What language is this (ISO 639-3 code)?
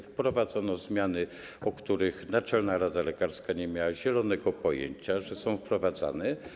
pol